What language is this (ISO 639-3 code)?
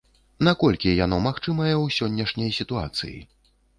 bel